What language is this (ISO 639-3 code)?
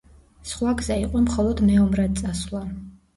kat